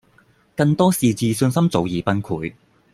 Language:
Cantonese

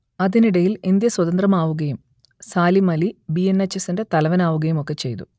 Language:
Malayalam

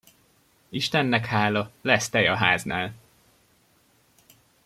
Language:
Hungarian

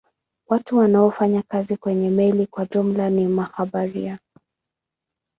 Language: Swahili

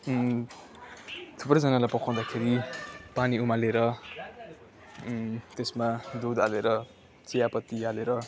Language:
Nepali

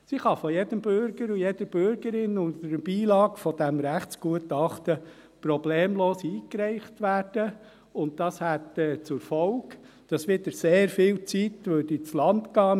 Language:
Swiss German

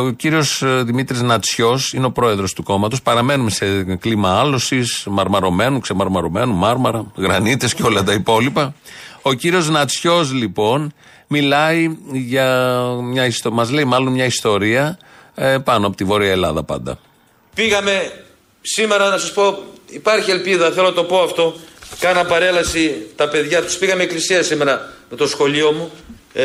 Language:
Greek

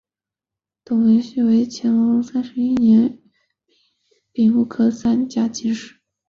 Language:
Chinese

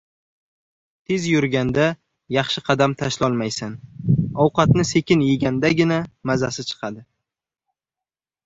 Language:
Uzbek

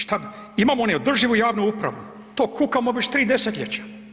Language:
Croatian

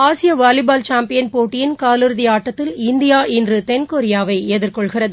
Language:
Tamil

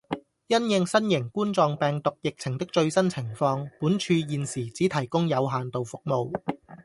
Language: Cantonese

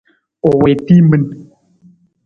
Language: Nawdm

